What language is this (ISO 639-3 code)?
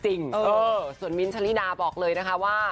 tha